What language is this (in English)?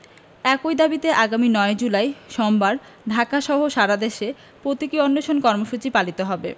Bangla